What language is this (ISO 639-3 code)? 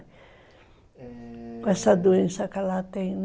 por